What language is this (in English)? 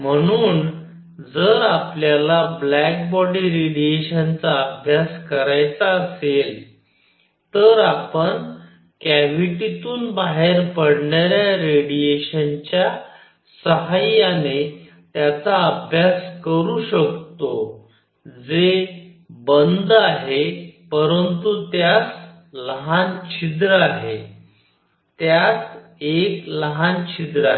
Marathi